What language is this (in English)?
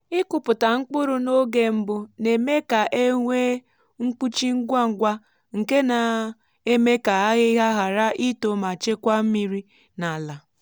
Igbo